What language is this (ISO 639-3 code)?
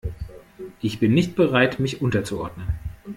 deu